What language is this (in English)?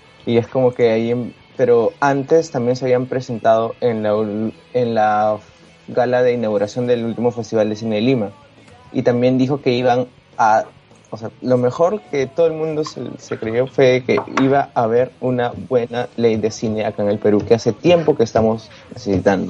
Spanish